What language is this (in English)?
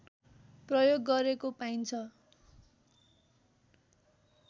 Nepali